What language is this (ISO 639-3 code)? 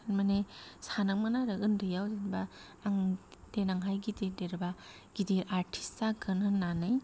brx